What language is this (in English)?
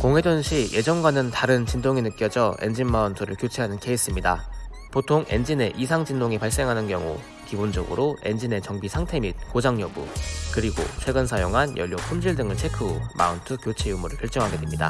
Korean